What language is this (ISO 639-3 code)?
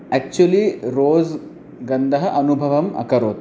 san